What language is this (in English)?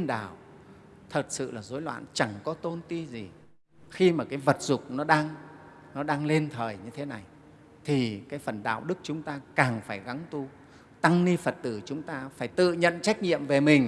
Vietnamese